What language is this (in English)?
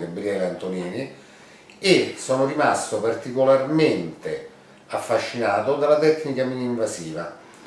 Italian